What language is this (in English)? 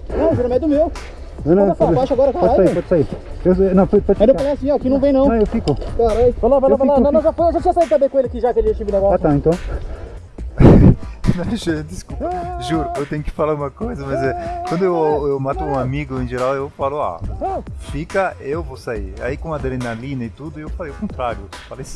Portuguese